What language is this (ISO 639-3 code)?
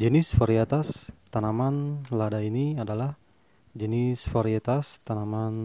ind